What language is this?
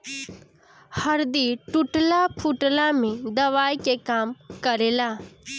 Bhojpuri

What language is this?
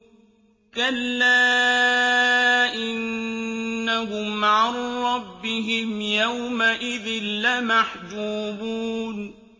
Arabic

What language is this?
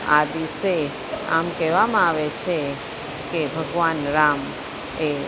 Gujarati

